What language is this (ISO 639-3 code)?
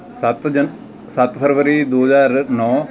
pan